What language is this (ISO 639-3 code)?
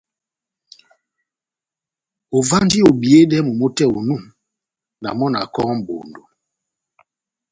bnm